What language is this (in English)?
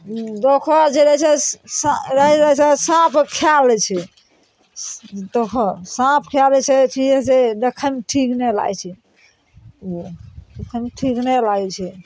Maithili